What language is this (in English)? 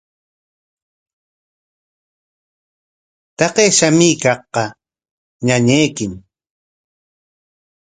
Corongo Ancash Quechua